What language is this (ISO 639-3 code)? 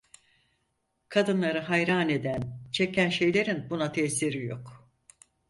tur